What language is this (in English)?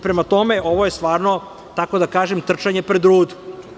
Serbian